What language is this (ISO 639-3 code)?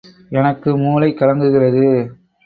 tam